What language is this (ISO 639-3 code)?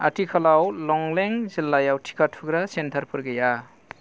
brx